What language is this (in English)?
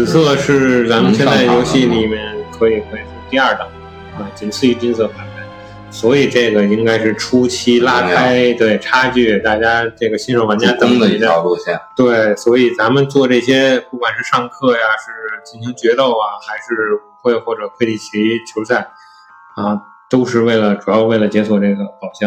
Chinese